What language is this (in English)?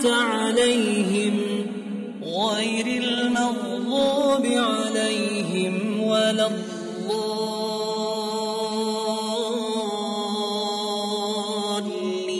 Indonesian